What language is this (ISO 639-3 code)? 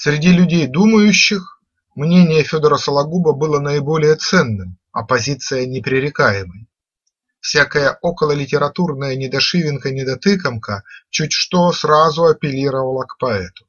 rus